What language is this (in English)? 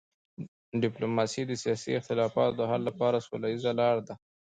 Pashto